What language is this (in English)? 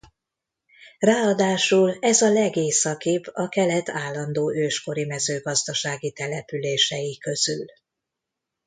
Hungarian